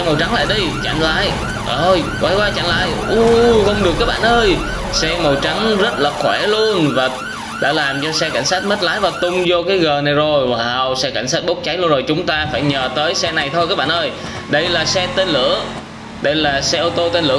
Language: Vietnamese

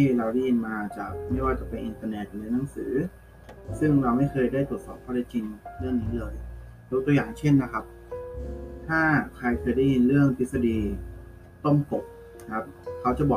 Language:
Thai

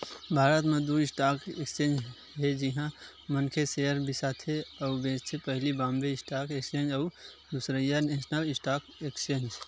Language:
Chhattisgarhi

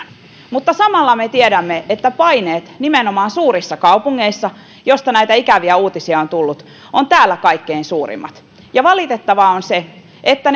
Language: Finnish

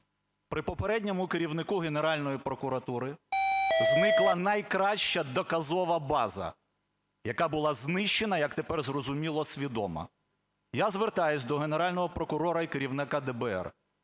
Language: Ukrainian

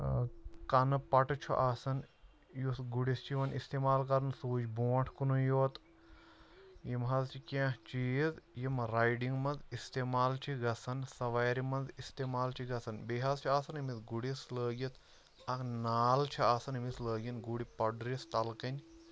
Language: Kashmiri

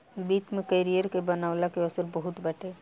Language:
Bhojpuri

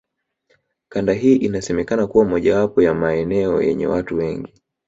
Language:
Swahili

